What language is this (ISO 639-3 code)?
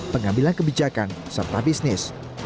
ind